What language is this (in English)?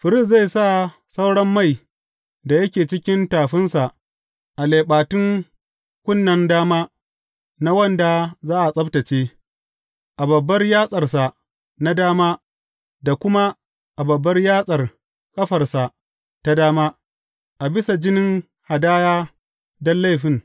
Hausa